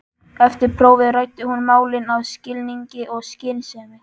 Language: Icelandic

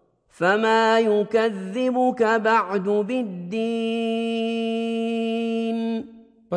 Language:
Urdu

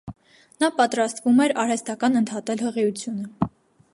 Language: Armenian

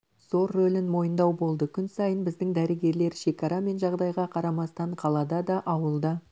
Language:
Kazakh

